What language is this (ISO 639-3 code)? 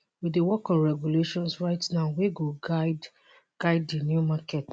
pcm